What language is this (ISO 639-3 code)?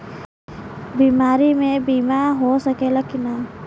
bho